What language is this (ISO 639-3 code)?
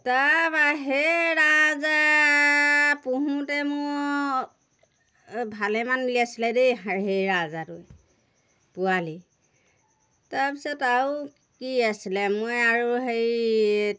asm